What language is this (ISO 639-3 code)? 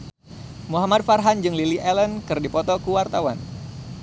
sun